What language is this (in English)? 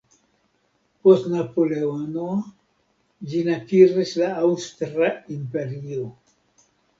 Esperanto